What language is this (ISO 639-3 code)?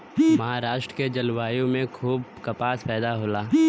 bho